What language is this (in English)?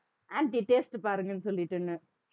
Tamil